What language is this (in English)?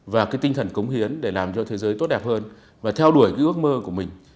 Vietnamese